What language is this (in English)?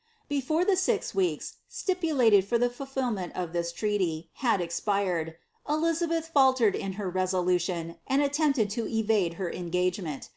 English